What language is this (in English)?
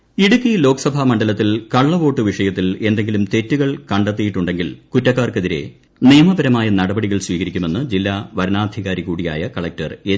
Malayalam